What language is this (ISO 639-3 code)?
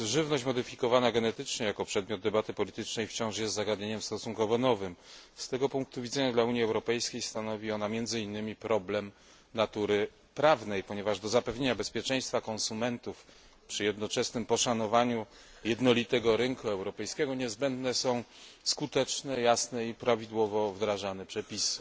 pol